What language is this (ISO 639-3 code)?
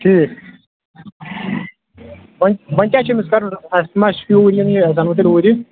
kas